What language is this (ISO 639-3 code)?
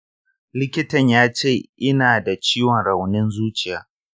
hau